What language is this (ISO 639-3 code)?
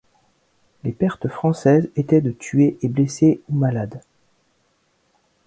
fra